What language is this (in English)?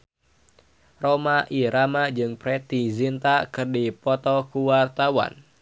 Sundanese